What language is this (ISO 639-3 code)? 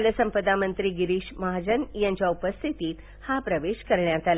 mar